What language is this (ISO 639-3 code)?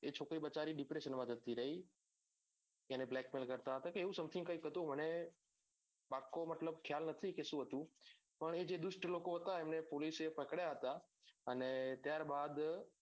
guj